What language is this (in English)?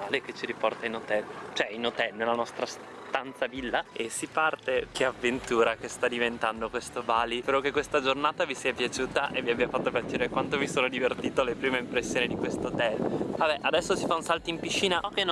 Italian